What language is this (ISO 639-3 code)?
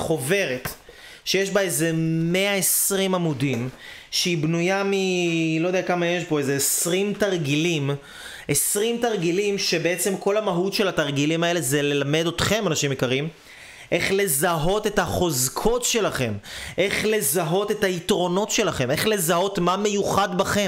heb